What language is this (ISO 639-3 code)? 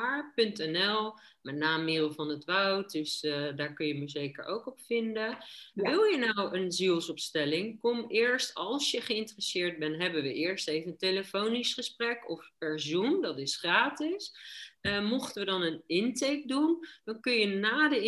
nld